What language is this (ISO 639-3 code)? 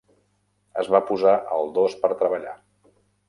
cat